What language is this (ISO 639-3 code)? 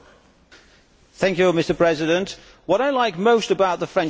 eng